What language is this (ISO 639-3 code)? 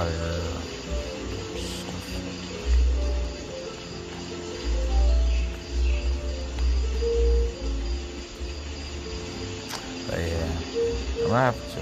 eng